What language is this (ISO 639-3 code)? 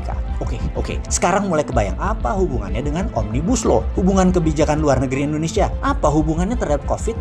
ind